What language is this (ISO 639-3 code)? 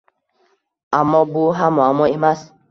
uzb